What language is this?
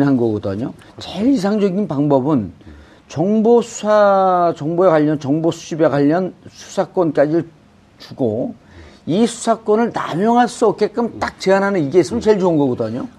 Korean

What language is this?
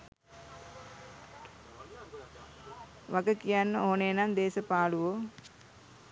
Sinhala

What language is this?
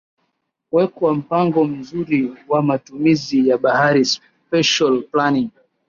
Swahili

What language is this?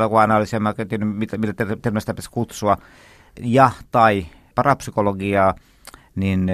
Finnish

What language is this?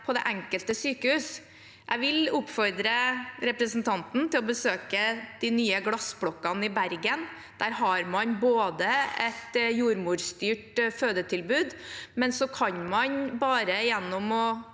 Norwegian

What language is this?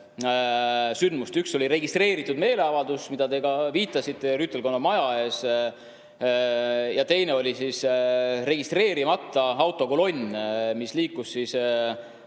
Estonian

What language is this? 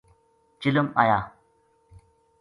Gujari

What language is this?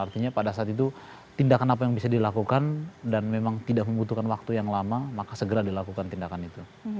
Indonesian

